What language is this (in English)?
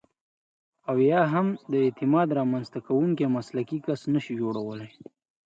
Pashto